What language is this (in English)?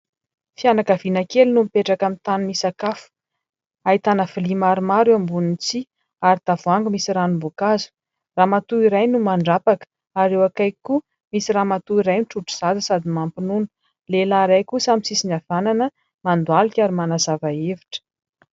Malagasy